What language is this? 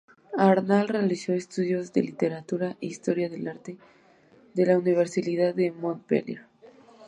Spanish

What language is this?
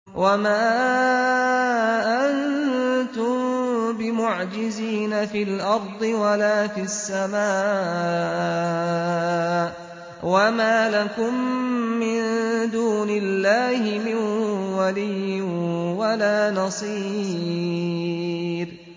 Arabic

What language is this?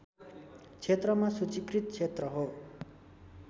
Nepali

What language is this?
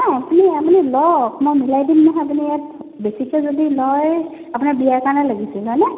Assamese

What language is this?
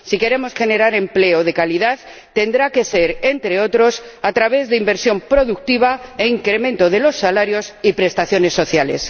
Spanish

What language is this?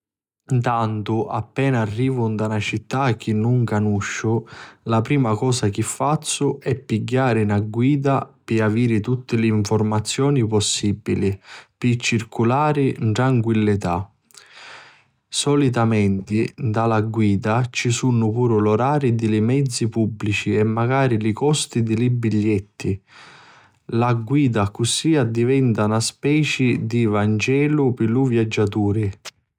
Sicilian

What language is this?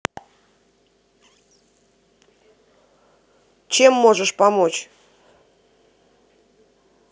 Russian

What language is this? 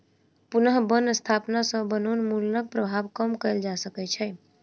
Maithili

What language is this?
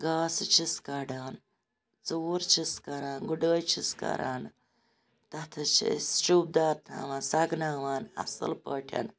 Kashmiri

